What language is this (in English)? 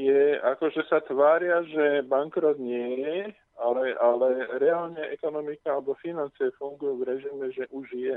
Slovak